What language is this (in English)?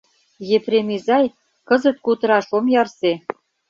Mari